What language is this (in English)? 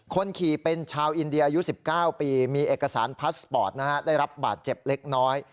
Thai